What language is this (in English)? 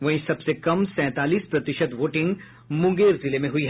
Hindi